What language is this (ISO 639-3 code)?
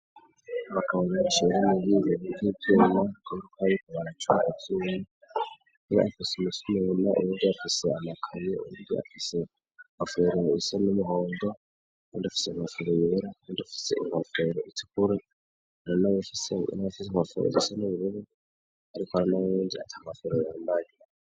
run